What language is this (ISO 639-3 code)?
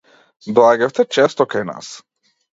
mkd